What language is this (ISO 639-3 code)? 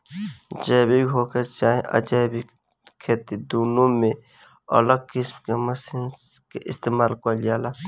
bho